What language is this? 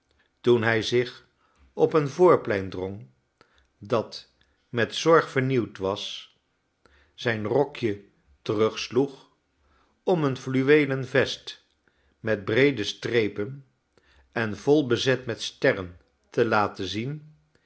Dutch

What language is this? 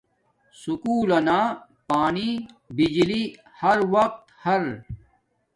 Domaaki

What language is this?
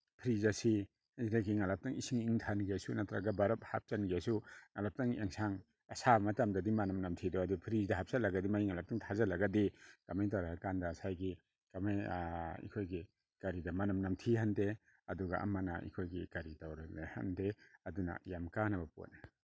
Manipuri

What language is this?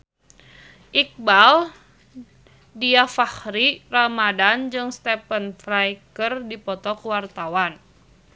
Sundanese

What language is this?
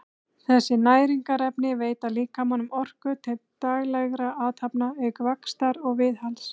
Icelandic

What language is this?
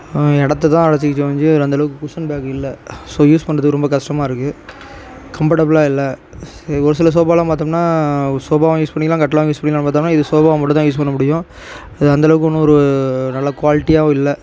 Tamil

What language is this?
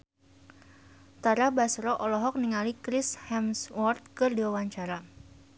Sundanese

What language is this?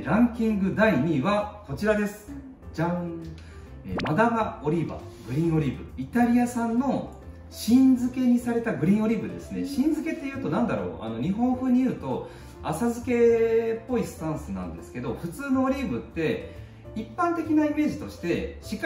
Japanese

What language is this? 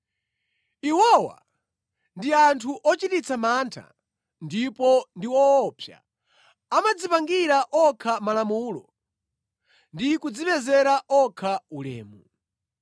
Nyanja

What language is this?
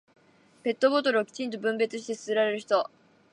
Japanese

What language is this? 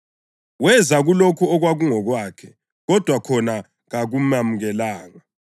North Ndebele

